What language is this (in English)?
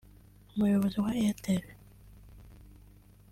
Kinyarwanda